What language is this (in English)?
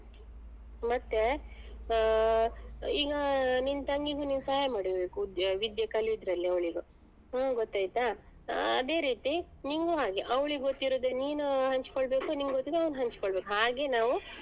Kannada